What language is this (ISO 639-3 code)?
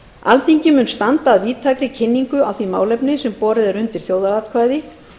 isl